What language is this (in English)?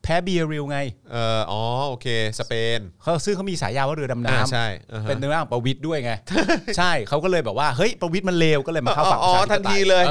Thai